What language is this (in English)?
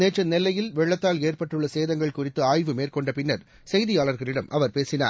Tamil